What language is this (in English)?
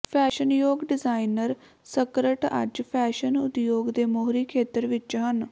Punjabi